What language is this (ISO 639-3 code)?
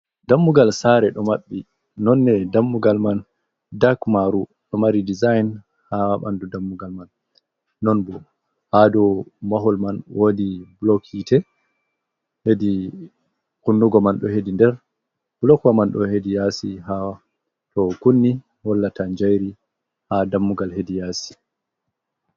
ful